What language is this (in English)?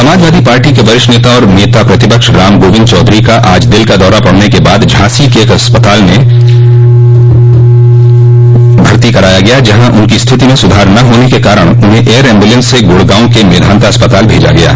Hindi